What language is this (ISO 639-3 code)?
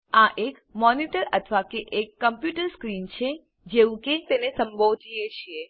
guj